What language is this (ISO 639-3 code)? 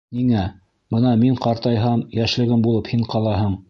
bak